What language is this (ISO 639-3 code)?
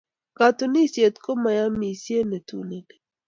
kln